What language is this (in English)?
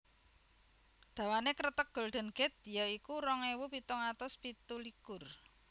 Javanese